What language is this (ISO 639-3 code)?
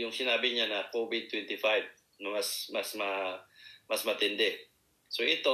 fil